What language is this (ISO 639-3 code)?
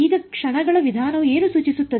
kan